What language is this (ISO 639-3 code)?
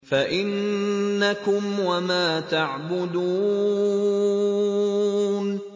ara